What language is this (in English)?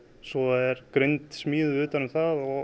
Icelandic